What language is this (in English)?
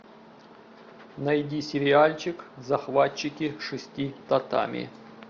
Russian